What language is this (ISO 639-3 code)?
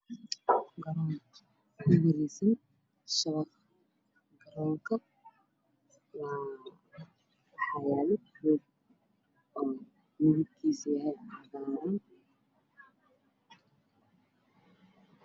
som